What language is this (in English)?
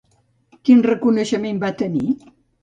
Catalan